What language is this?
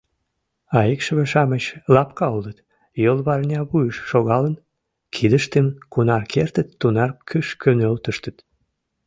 Mari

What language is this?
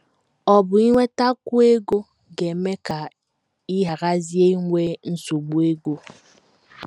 Igbo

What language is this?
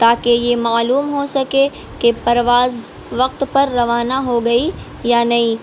Urdu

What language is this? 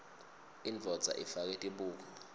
Swati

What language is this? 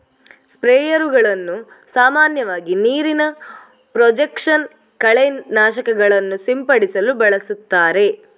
Kannada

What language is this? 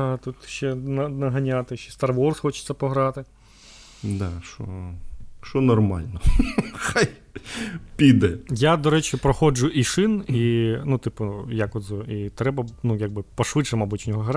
Ukrainian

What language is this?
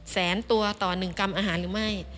Thai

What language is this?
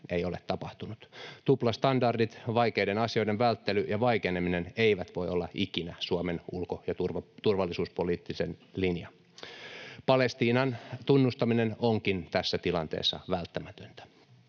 Finnish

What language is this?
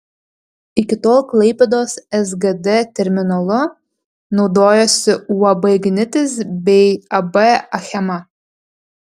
Lithuanian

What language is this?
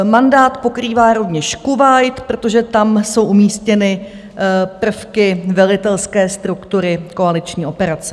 Czech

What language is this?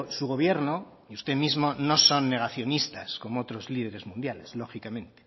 Spanish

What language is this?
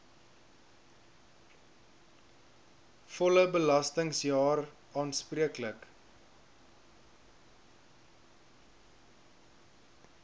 Afrikaans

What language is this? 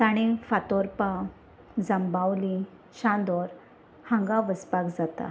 Konkani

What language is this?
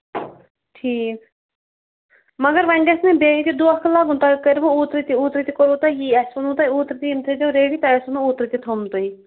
Kashmiri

